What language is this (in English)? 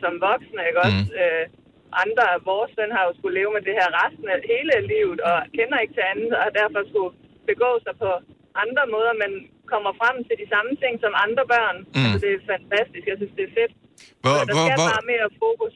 Danish